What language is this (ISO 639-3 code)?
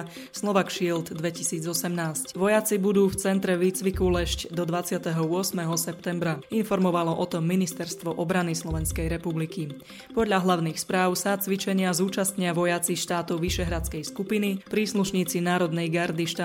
slk